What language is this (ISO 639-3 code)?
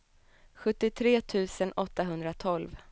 swe